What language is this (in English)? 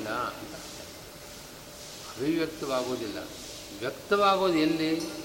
Kannada